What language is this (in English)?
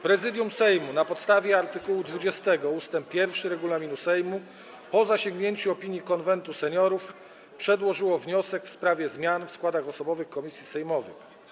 Polish